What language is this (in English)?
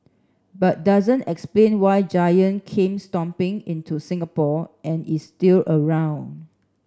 English